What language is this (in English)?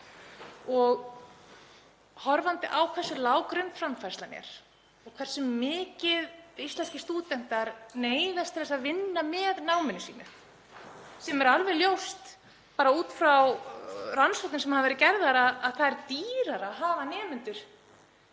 Icelandic